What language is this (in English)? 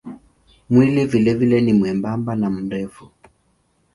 Swahili